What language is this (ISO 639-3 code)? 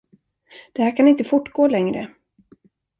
swe